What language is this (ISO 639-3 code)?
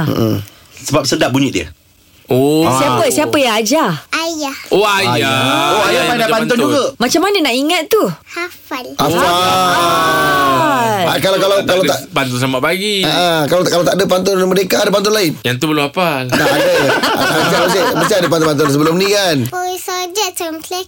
msa